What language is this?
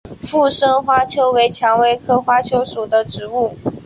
Chinese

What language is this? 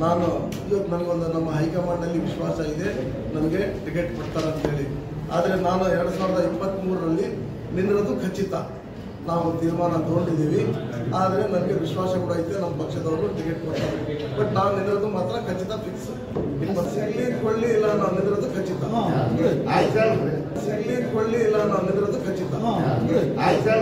Arabic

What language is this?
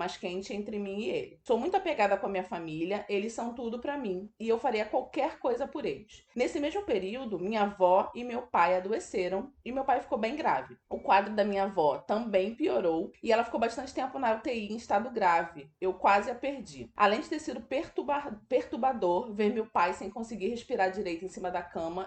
Portuguese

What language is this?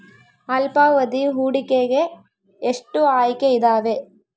Kannada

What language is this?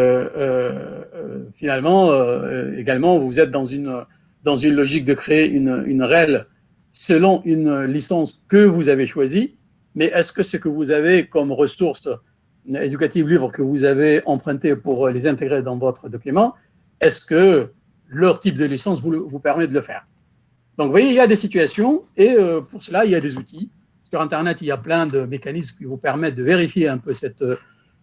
French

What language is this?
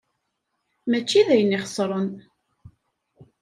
Kabyle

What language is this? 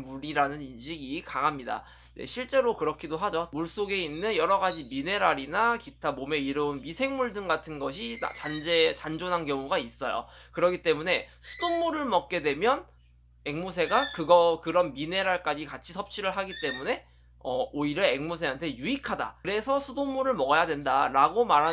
Korean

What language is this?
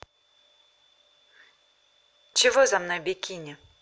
Russian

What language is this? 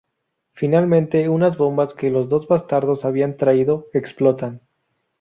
Spanish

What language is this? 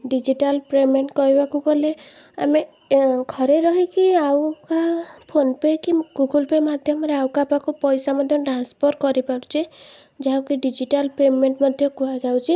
Odia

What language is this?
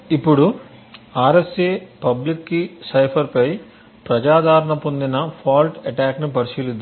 Telugu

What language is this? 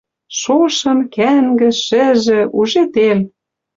Western Mari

